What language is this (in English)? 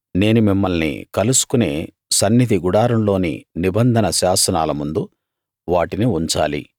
Telugu